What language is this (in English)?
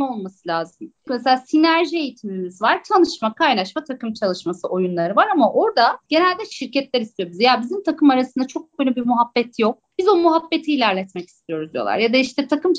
Turkish